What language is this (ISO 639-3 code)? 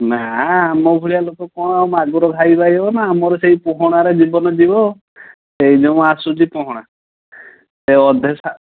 ori